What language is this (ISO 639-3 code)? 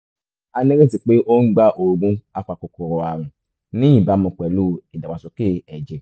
yor